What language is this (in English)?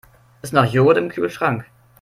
German